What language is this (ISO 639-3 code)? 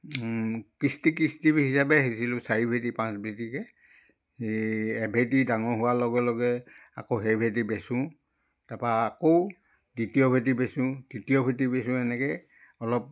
asm